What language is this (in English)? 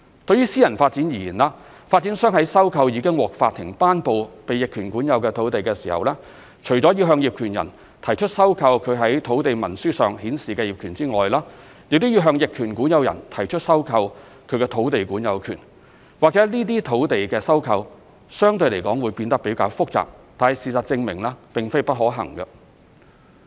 Cantonese